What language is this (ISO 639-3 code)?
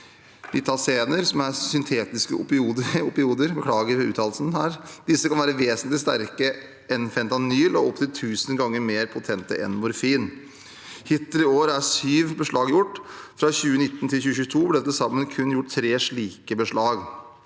nor